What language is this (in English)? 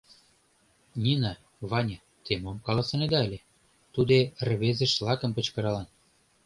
Mari